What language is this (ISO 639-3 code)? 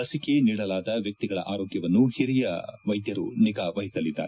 kan